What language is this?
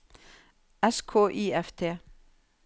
Norwegian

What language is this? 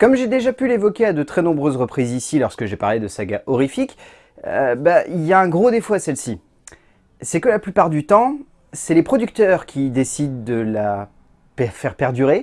French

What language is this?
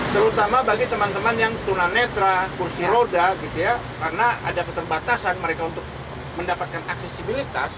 Indonesian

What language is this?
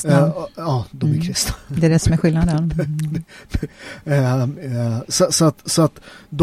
Swedish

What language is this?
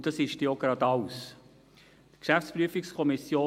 Swiss German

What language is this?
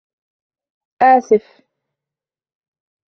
Arabic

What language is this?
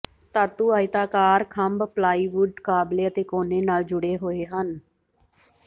Punjabi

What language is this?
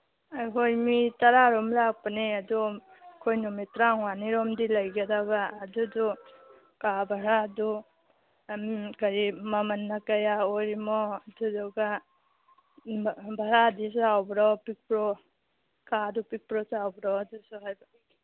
Manipuri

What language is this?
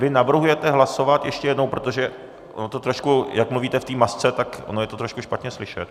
Czech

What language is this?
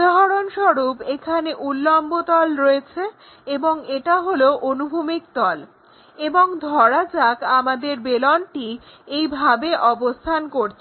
Bangla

